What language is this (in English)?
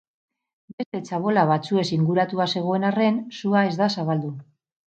Basque